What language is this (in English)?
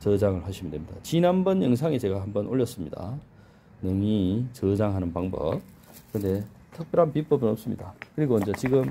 Korean